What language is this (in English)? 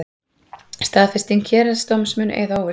Icelandic